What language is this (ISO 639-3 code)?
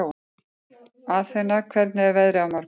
isl